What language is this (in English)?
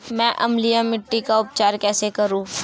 Hindi